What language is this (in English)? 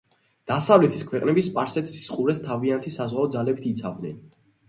Georgian